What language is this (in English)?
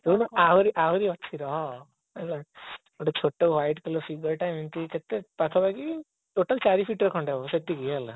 Odia